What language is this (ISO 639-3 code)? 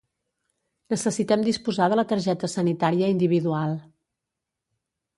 cat